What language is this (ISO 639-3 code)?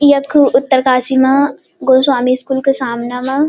gbm